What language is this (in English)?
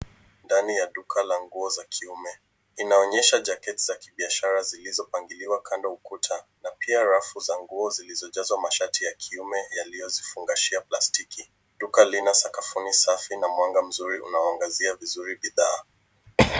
Swahili